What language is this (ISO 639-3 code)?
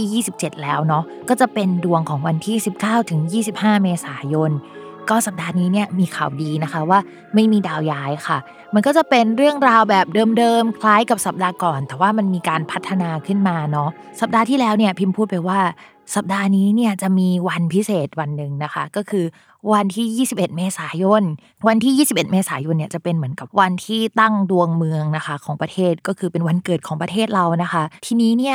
tha